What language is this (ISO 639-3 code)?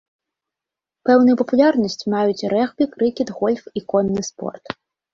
bel